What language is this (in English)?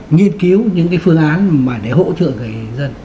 Vietnamese